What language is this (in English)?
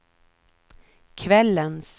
Swedish